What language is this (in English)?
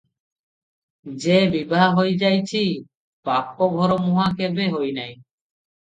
Odia